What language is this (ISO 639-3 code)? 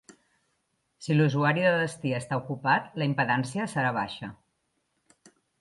cat